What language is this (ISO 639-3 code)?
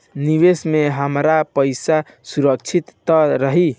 bho